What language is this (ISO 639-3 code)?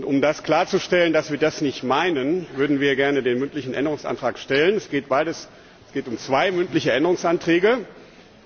deu